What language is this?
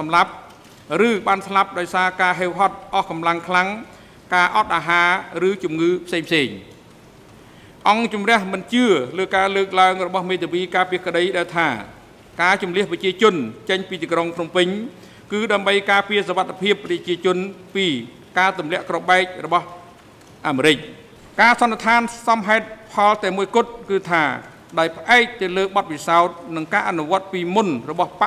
Thai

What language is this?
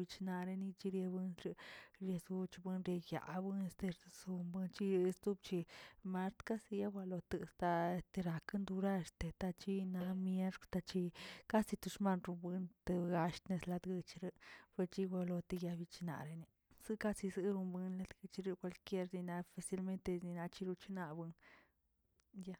Tilquiapan Zapotec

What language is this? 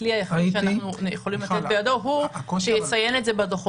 Hebrew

